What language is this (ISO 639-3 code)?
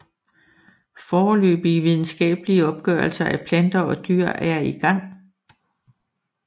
dan